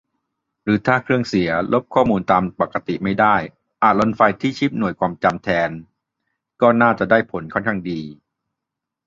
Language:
Thai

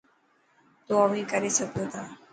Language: Dhatki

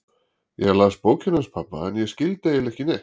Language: Icelandic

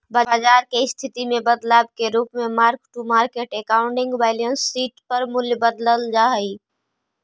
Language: Magahi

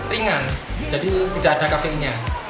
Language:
Indonesian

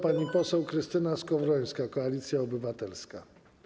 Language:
Polish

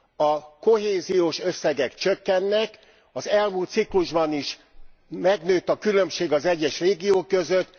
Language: Hungarian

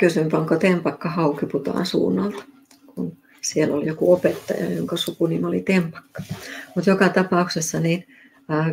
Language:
Finnish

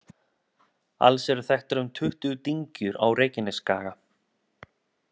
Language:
Icelandic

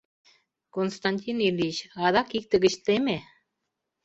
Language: Mari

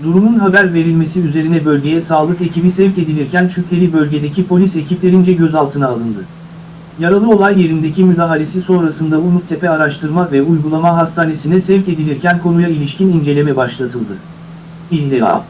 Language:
Turkish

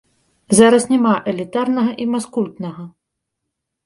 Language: Belarusian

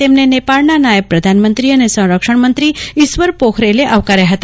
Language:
Gujarati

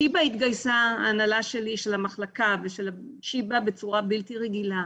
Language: Hebrew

